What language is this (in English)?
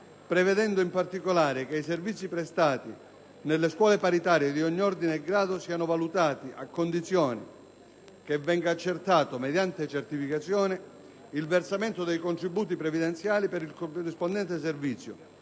Italian